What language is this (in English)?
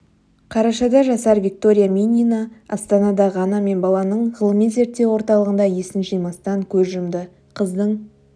Kazakh